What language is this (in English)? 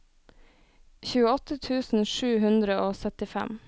Norwegian